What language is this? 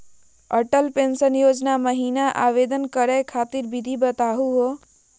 Magahi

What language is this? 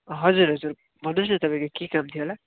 Nepali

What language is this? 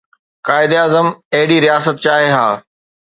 Sindhi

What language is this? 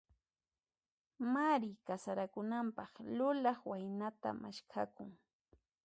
Puno Quechua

